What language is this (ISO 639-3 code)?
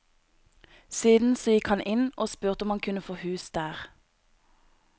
nor